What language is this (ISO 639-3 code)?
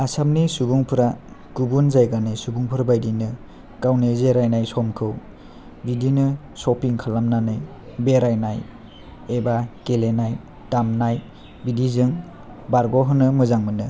brx